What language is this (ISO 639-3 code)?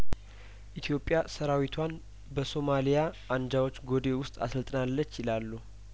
amh